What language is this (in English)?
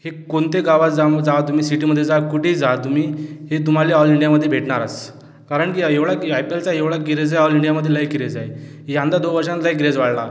Marathi